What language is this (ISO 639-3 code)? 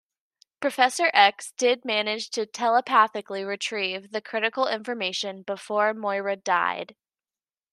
eng